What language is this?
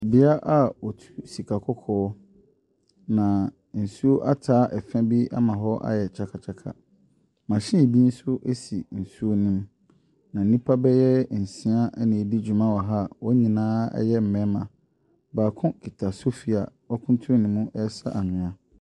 Akan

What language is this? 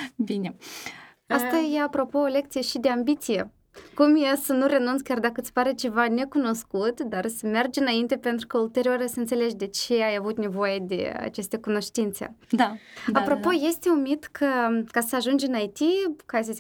Romanian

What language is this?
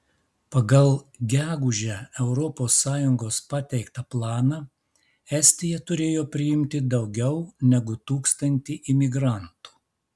Lithuanian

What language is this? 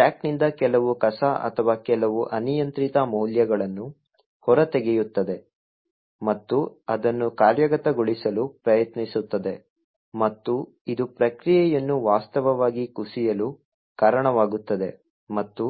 Kannada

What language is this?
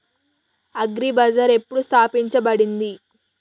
Telugu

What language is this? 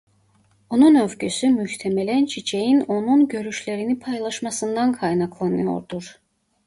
Turkish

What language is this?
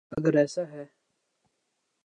Urdu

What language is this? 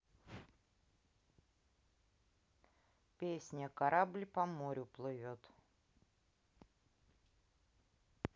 Russian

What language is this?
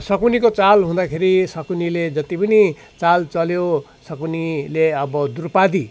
Nepali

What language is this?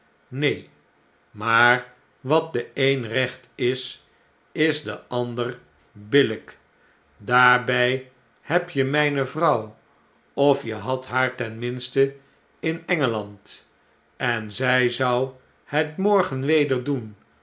Dutch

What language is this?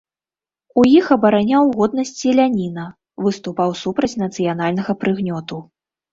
Belarusian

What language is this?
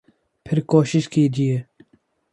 Urdu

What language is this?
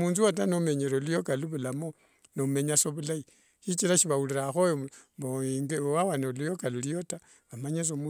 Wanga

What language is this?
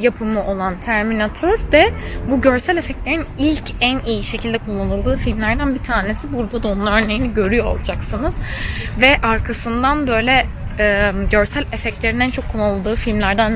Turkish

